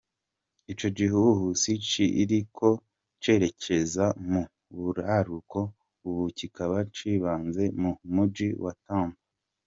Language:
Kinyarwanda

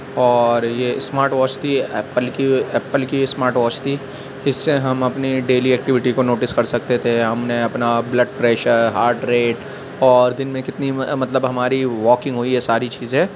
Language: Urdu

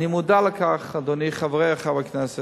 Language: Hebrew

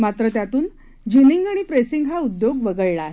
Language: Marathi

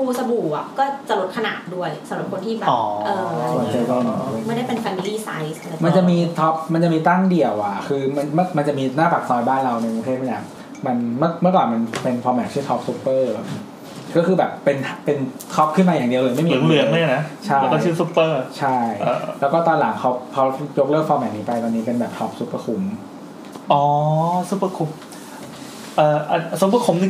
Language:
Thai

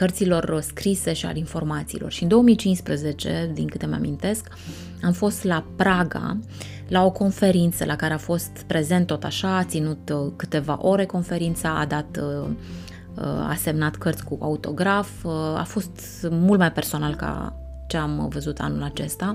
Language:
Romanian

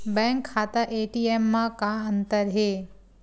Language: Chhattisgarhi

